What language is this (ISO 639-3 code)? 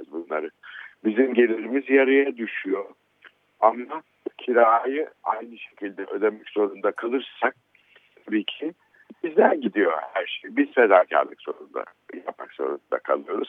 tur